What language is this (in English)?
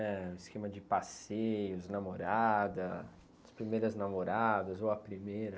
Portuguese